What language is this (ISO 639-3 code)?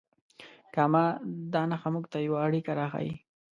pus